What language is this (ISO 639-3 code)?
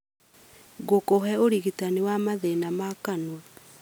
kik